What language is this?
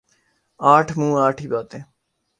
Urdu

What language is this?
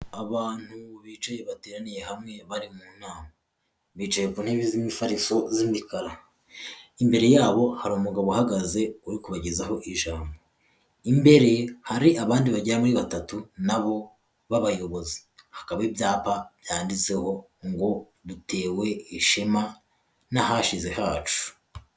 Kinyarwanda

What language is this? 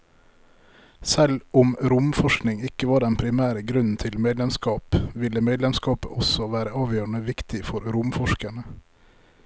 Norwegian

